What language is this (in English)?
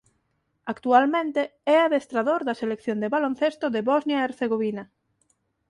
Galician